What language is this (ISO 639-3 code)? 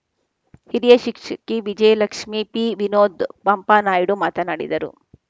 kan